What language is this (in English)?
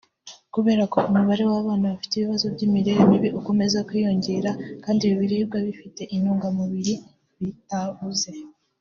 Kinyarwanda